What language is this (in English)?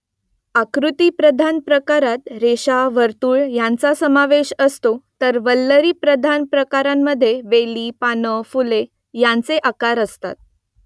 Marathi